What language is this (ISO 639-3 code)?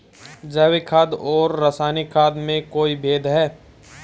hin